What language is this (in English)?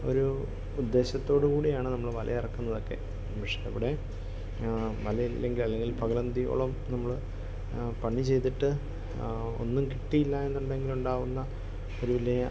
Malayalam